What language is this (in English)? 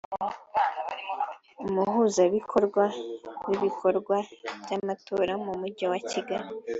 Kinyarwanda